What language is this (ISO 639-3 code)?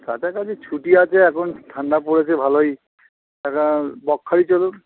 ben